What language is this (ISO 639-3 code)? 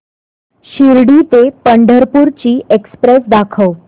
mar